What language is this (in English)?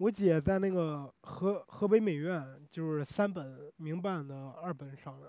Chinese